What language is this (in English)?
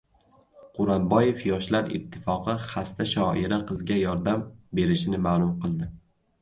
Uzbek